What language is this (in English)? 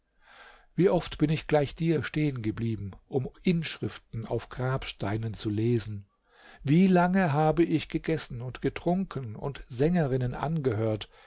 German